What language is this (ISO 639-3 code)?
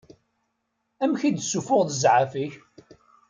kab